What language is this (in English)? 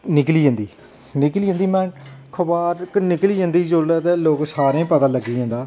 Dogri